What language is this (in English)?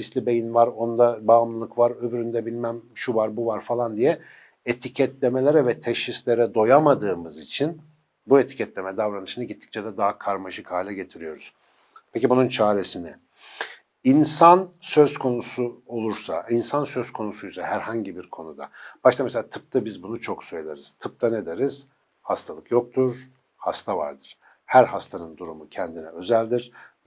Turkish